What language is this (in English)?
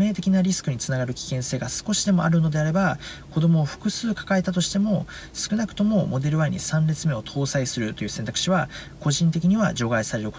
Japanese